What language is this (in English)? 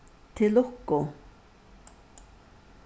Faroese